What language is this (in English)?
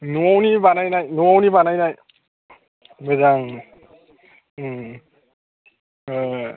Bodo